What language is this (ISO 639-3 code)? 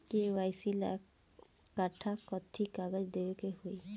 bho